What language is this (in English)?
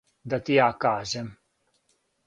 Serbian